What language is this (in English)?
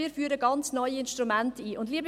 Swiss German